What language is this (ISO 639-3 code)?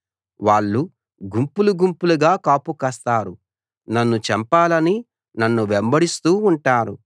tel